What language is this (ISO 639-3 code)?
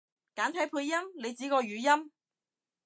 yue